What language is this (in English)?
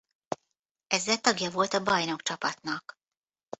Hungarian